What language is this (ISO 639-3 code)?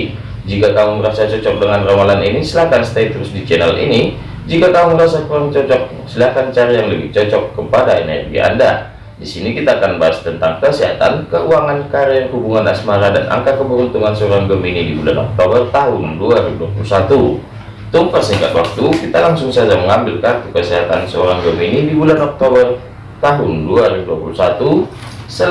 ind